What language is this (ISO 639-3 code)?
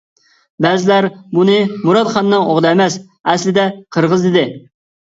uig